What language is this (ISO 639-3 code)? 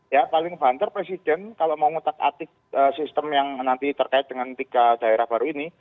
ind